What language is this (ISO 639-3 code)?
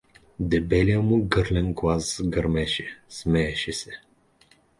bul